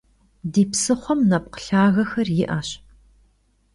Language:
Kabardian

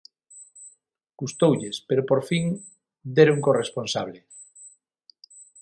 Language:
Galician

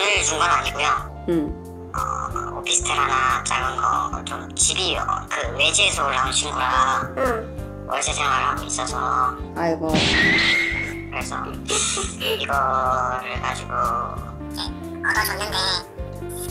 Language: Korean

